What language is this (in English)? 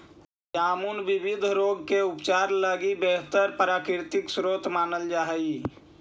Magahi